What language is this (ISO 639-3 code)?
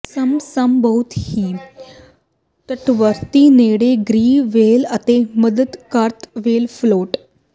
pan